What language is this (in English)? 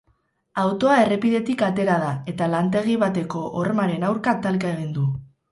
Basque